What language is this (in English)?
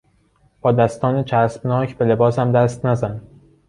Persian